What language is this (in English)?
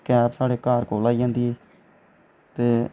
Dogri